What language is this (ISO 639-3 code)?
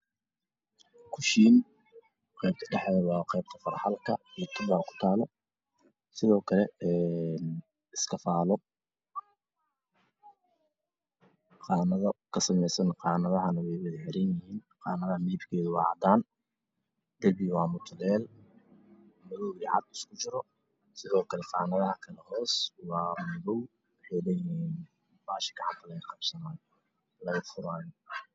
som